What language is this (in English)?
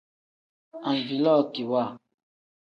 Tem